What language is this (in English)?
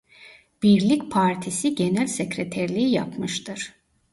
Turkish